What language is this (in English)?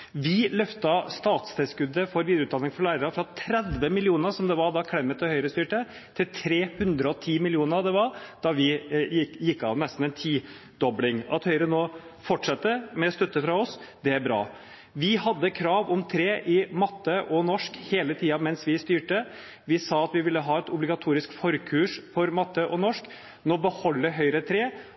Norwegian Bokmål